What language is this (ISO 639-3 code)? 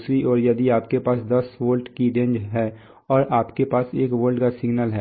hin